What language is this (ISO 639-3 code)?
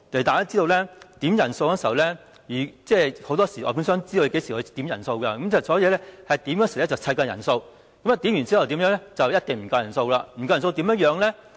yue